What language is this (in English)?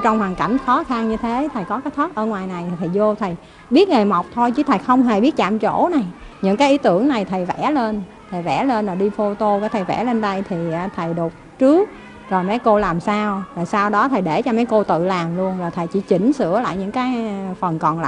Vietnamese